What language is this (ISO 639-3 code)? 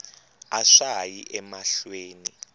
tso